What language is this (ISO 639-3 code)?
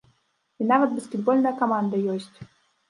bel